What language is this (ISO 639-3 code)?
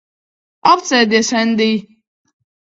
lav